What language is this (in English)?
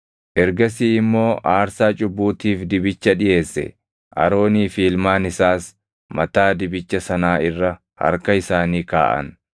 Oromo